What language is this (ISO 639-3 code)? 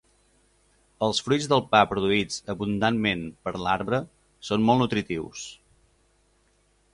cat